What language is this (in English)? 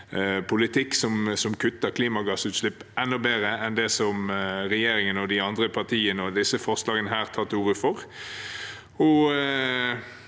Norwegian